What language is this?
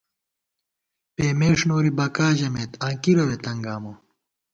Gawar-Bati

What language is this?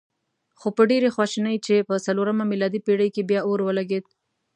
Pashto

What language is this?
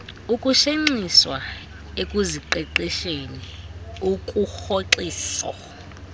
Xhosa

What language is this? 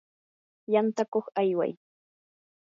Yanahuanca Pasco Quechua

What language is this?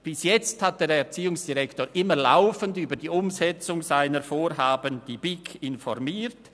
Swiss German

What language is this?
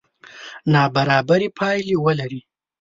Pashto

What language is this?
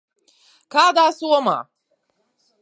Latvian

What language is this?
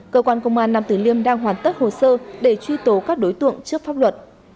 Vietnamese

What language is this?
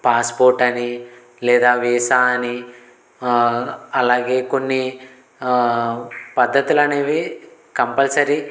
Telugu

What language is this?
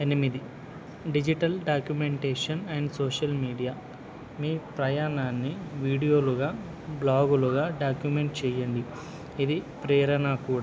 Telugu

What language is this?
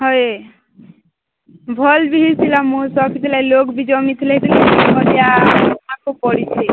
Odia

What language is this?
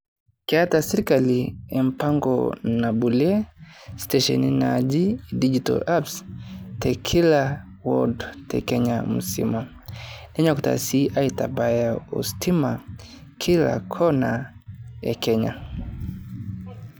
Masai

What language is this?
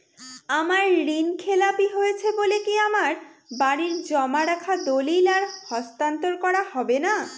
Bangla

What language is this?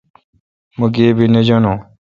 Kalkoti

